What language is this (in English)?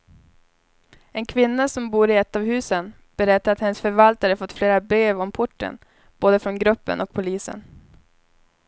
Swedish